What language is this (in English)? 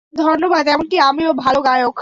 Bangla